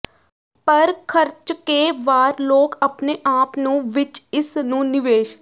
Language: Punjabi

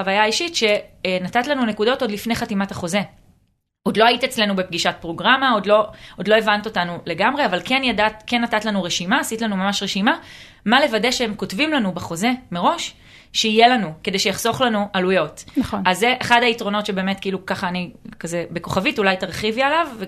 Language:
Hebrew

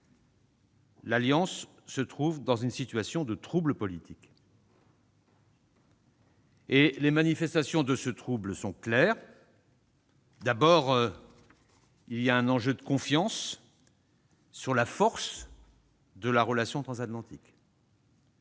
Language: French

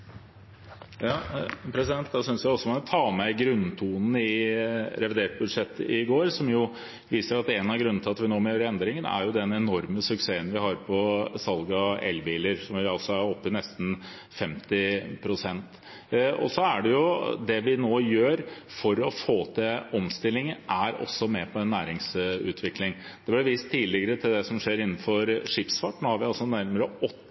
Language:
Norwegian Bokmål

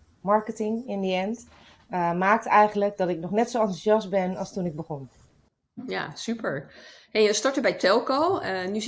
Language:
Dutch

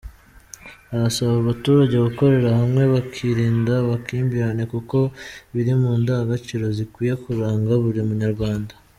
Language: Kinyarwanda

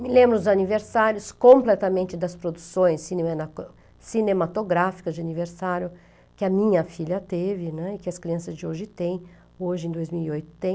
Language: Portuguese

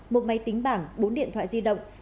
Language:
Vietnamese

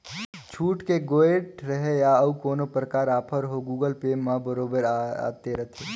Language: Chhattisgarhi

